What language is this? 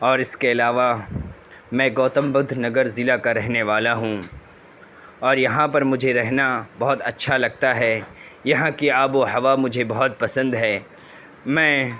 Urdu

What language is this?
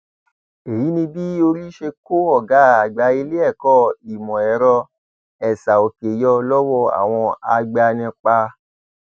Yoruba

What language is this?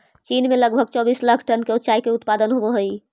Magahi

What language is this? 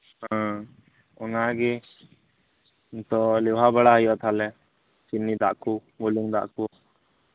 Santali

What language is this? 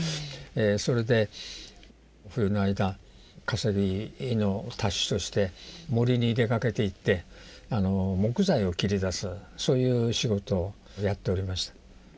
Japanese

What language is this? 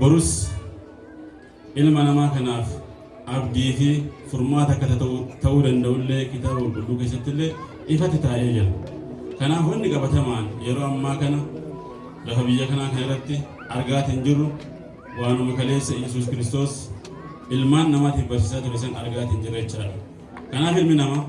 Amharic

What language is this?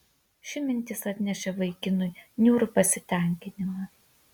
Lithuanian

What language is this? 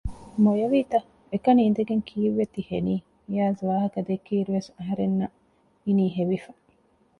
Divehi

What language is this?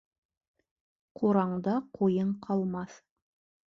Bashkir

